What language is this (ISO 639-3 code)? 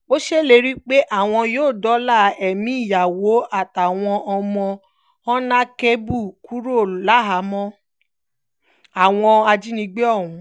yor